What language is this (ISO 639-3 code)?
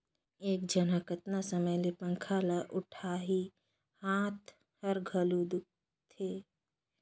hne